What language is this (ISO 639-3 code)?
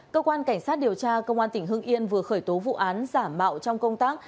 vie